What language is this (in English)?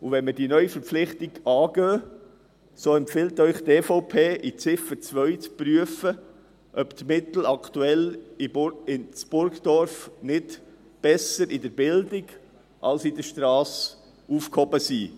Swiss German